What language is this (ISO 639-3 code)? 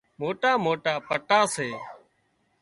kxp